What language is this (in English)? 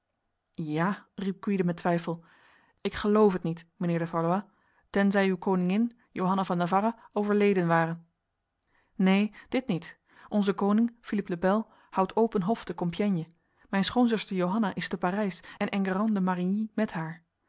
Dutch